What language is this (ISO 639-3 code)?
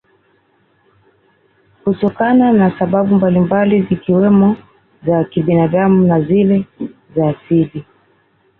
swa